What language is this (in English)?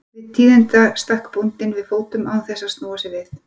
Icelandic